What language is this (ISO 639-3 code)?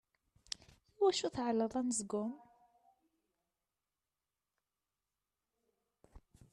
kab